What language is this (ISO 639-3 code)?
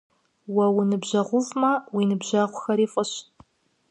kbd